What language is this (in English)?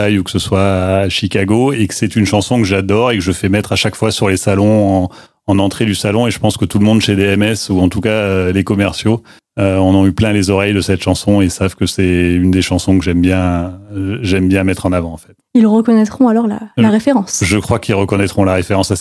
French